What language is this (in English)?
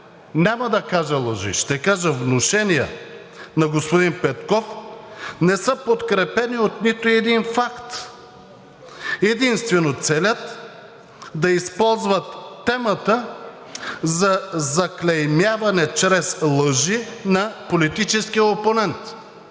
Bulgarian